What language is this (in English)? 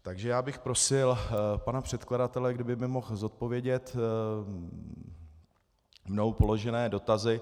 Czech